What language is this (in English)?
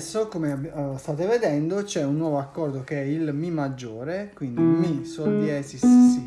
Italian